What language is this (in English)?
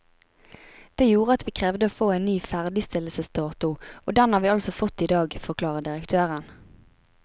Norwegian